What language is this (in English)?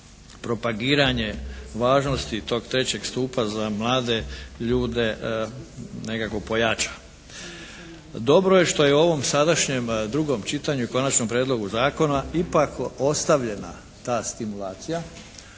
Croatian